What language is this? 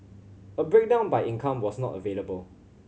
English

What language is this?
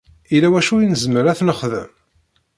Kabyle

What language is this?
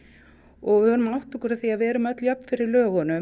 Icelandic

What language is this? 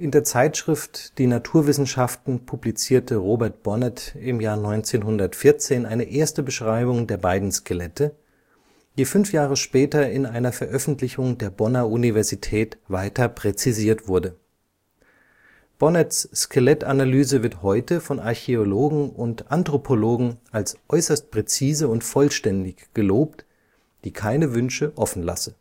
German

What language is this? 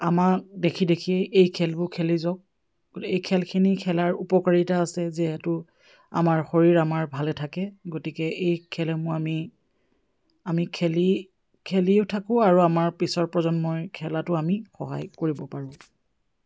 Assamese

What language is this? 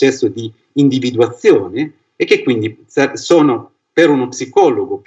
Italian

